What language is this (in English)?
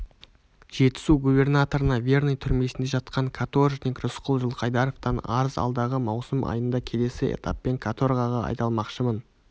Kazakh